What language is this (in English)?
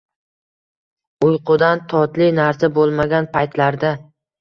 Uzbek